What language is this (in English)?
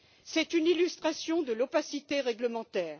French